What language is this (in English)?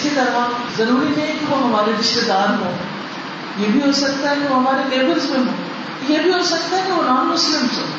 Urdu